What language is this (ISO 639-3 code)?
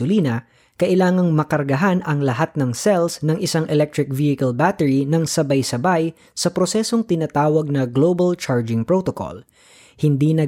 fil